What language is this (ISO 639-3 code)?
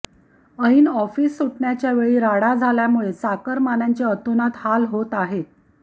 mar